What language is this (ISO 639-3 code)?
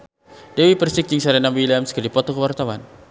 sun